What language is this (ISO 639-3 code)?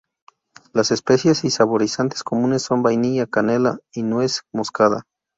spa